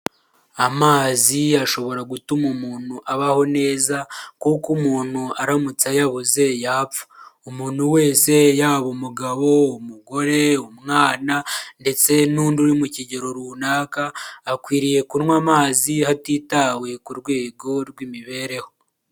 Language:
Kinyarwanda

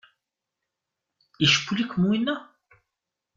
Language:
Kabyle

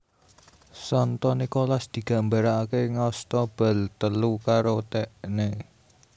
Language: Javanese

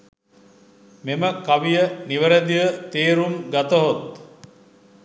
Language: Sinhala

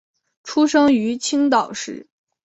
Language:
Chinese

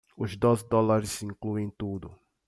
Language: Portuguese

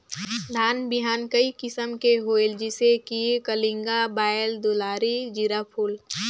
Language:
Chhattisgarhi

